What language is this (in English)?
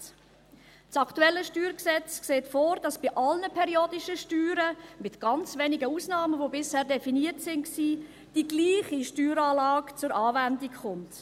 Swiss German